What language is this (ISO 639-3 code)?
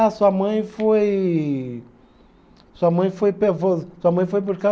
por